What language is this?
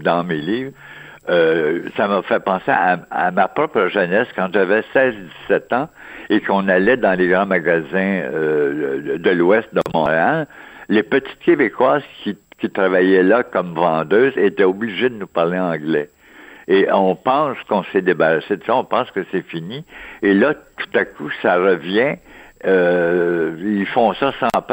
French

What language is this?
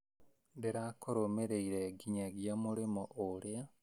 Kikuyu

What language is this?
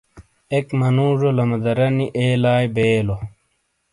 Shina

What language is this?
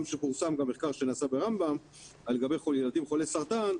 Hebrew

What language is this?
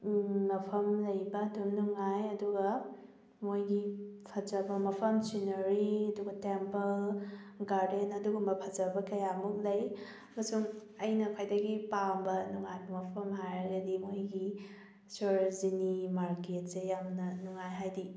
Manipuri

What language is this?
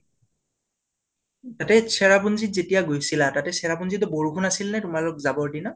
Assamese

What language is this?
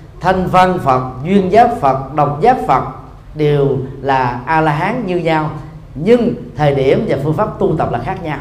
Vietnamese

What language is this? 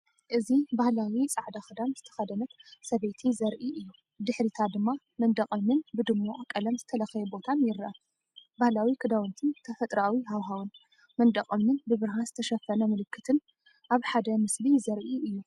Tigrinya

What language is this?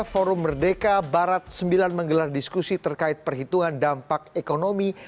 Indonesian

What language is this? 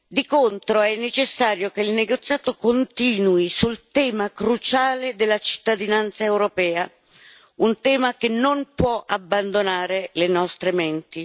Italian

